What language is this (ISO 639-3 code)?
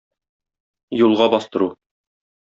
tat